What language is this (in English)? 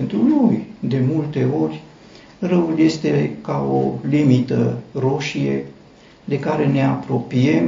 Romanian